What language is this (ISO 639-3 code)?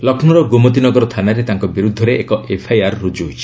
ori